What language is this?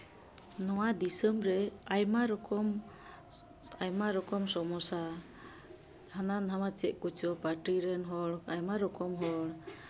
Santali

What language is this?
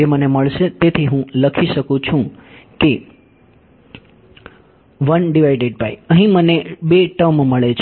Gujarati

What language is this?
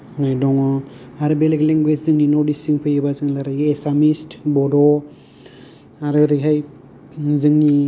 Bodo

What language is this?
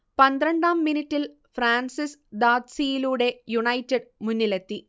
Malayalam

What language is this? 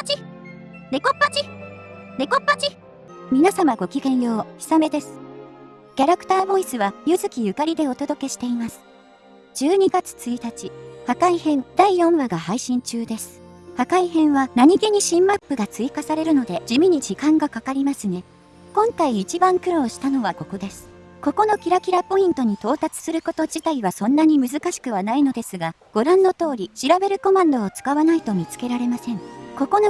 Japanese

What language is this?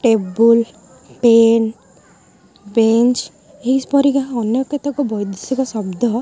Odia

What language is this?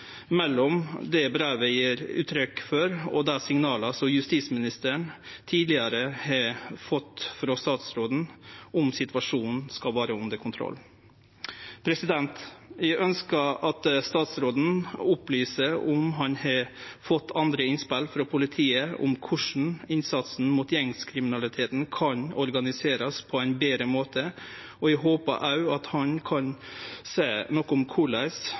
Norwegian Nynorsk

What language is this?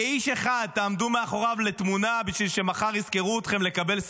Hebrew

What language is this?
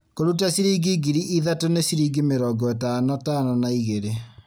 Kikuyu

